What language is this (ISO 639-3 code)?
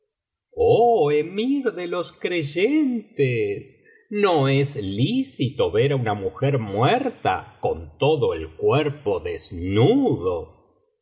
spa